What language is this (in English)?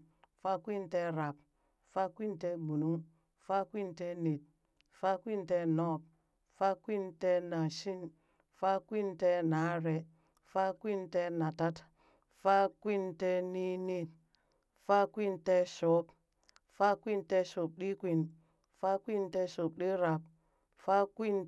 Burak